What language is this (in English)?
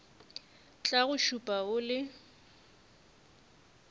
Northern Sotho